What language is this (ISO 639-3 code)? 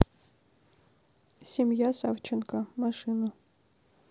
rus